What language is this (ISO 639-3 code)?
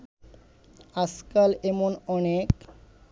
ben